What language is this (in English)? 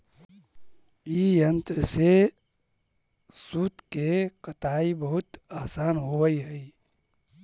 Magahi